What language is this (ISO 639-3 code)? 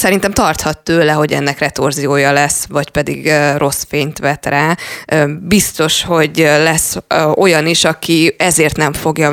hun